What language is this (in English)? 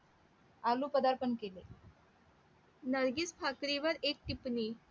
Marathi